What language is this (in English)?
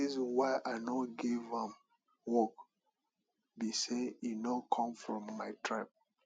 Nigerian Pidgin